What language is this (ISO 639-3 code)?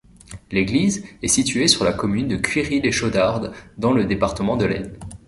fra